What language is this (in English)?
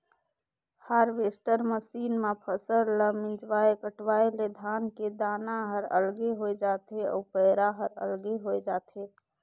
Chhattisgarhi